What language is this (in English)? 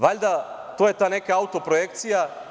Serbian